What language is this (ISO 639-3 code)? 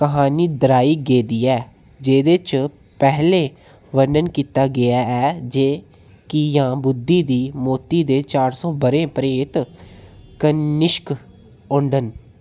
doi